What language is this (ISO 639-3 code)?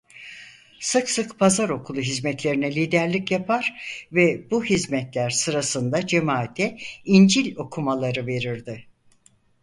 tur